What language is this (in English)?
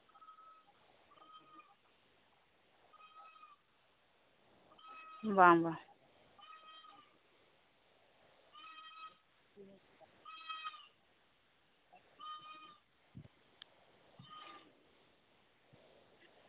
Santali